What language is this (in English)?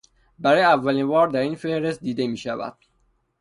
Persian